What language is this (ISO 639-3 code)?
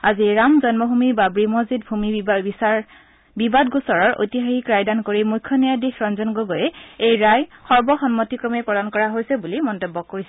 asm